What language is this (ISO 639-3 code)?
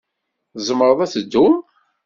kab